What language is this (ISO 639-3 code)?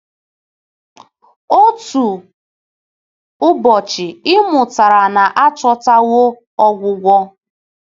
ibo